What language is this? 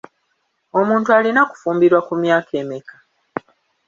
Ganda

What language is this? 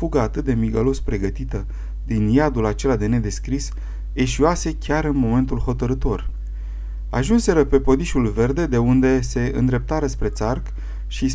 Romanian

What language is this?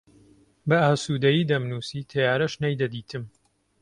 Central Kurdish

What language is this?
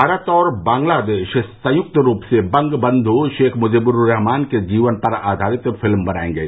Hindi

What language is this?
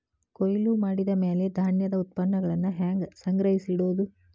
Kannada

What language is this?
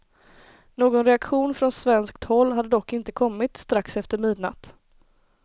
Swedish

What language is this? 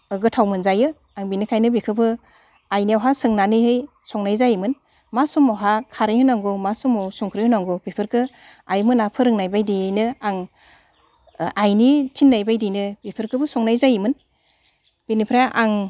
Bodo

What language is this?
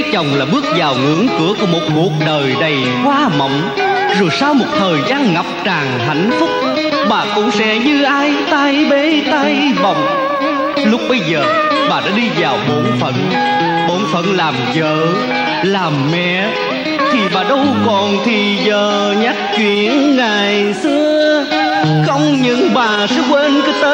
Vietnamese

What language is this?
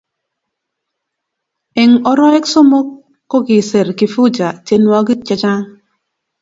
Kalenjin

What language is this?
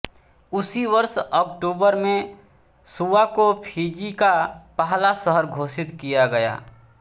Hindi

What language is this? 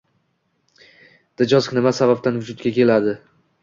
Uzbek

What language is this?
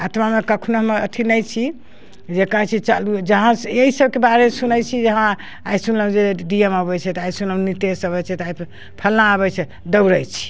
Maithili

